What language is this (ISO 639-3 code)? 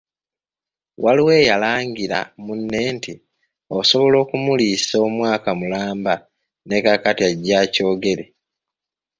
lug